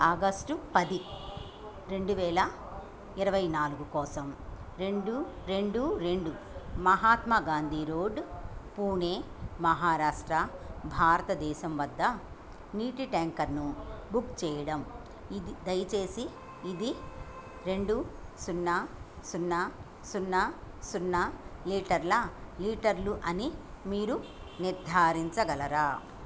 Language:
Telugu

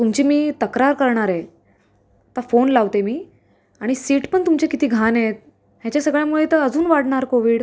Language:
Marathi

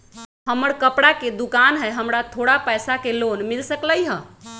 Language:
Magahi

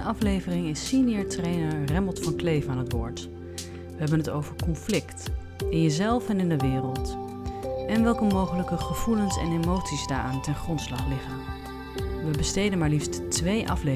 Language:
Dutch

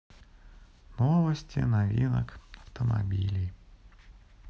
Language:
Russian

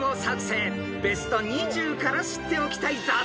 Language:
Japanese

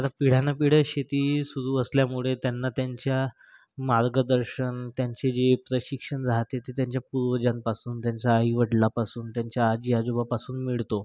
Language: Marathi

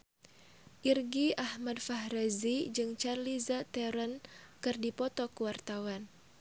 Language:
Sundanese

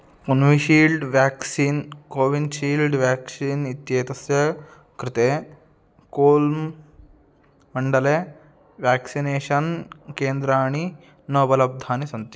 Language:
Sanskrit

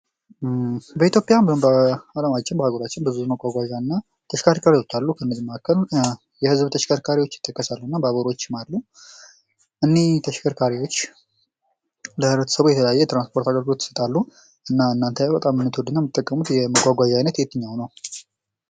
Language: Amharic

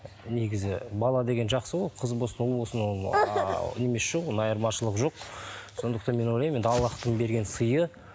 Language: Kazakh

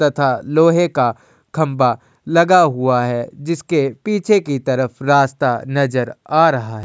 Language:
Hindi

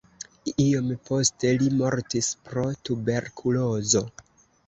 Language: Esperanto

